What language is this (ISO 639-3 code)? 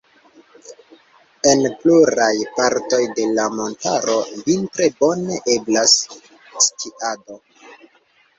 epo